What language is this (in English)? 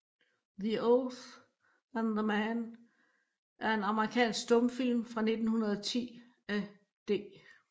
Danish